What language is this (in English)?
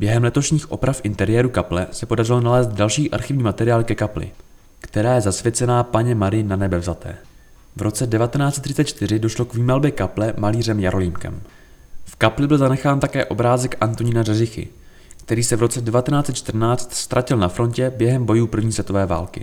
Czech